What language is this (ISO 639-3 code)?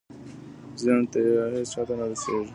pus